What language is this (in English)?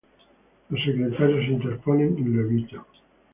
Spanish